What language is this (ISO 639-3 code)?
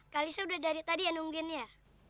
ind